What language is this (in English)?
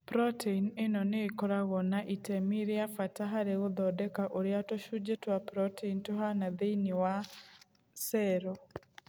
Kikuyu